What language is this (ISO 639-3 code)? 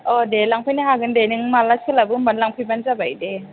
brx